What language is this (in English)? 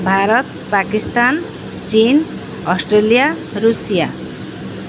Odia